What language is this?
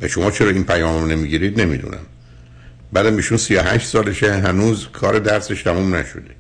Persian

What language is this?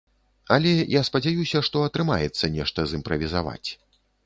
Belarusian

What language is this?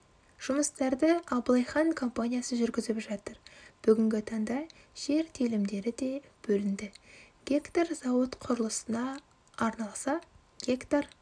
Kazakh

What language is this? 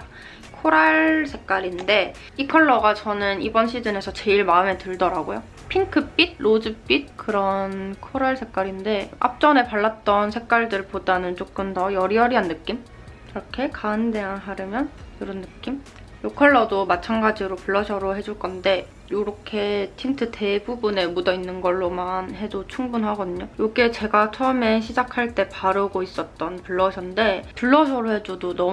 Korean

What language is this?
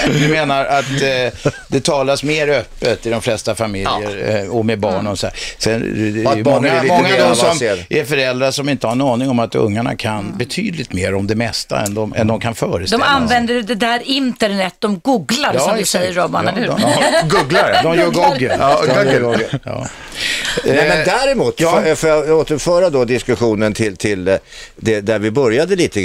Swedish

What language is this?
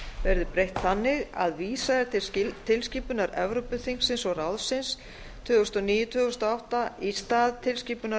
Icelandic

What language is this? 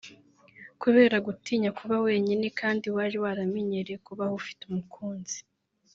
Kinyarwanda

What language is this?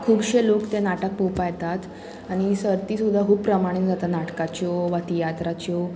Konkani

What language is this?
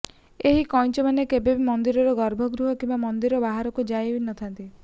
Odia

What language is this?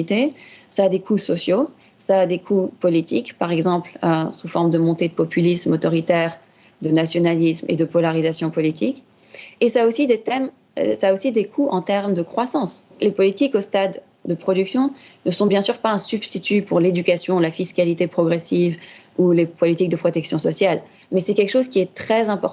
French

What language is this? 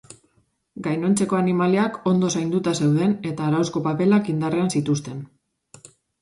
Basque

